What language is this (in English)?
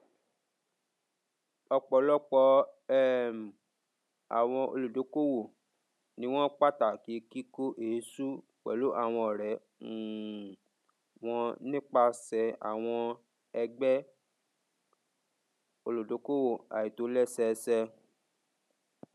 Yoruba